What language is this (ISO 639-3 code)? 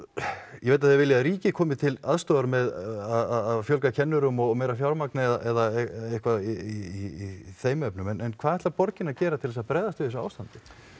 isl